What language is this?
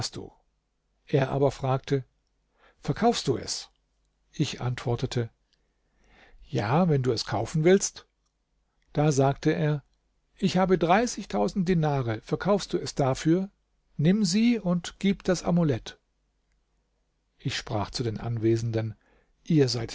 German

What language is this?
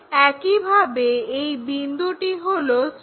Bangla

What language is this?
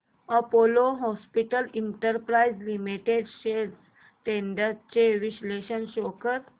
Marathi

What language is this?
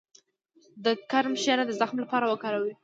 Pashto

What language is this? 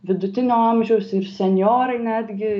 Lithuanian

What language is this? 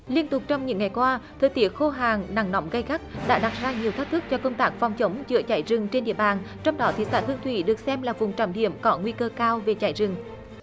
Vietnamese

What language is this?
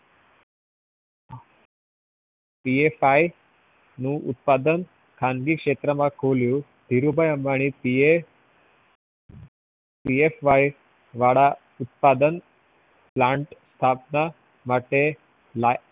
Gujarati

